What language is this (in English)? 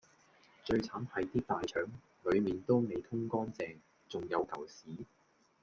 Cantonese